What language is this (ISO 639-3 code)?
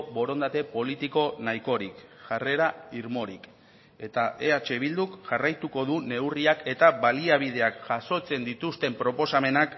eus